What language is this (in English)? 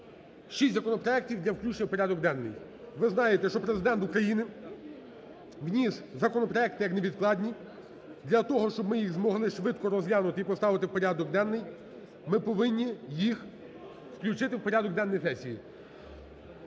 Ukrainian